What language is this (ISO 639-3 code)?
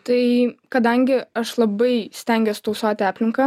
lit